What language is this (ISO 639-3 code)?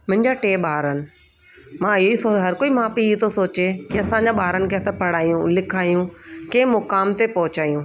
snd